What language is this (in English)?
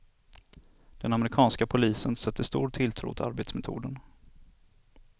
Swedish